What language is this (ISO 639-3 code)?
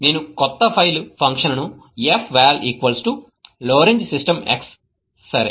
tel